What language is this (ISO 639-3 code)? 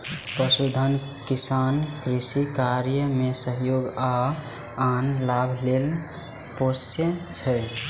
mai